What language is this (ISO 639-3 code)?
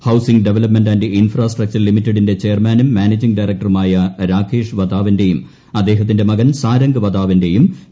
mal